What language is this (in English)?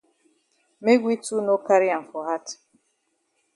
Cameroon Pidgin